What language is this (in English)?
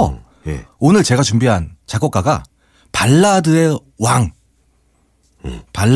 Korean